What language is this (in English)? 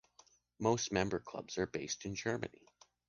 English